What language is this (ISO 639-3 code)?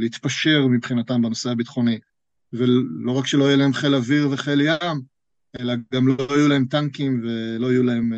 heb